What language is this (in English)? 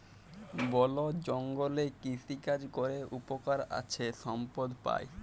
Bangla